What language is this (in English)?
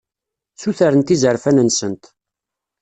Kabyle